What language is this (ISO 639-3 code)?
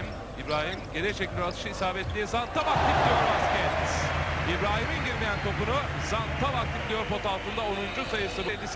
tur